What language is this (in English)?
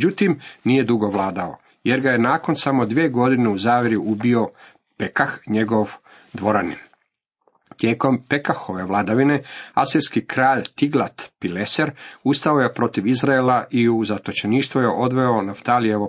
Croatian